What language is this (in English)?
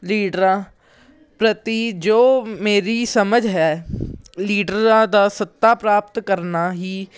Punjabi